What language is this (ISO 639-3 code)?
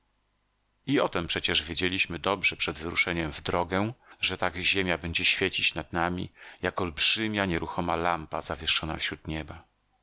pol